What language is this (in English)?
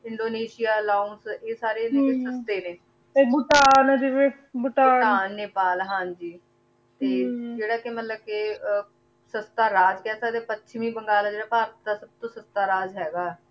Punjabi